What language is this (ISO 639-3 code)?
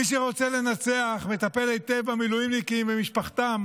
heb